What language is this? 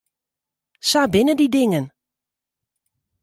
Western Frisian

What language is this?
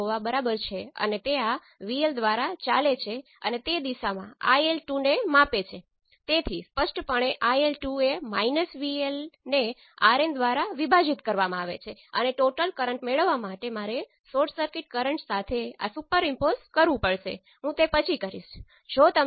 Gujarati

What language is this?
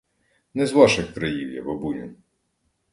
Ukrainian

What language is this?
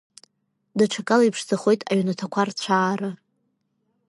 Abkhazian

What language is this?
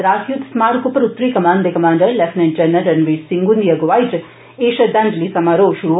Dogri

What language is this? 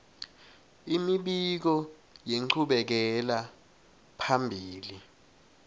Swati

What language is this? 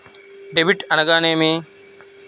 Telugu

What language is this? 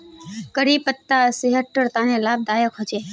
Magahi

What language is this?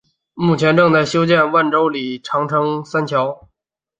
Chinese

